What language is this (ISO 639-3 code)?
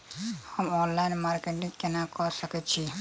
mai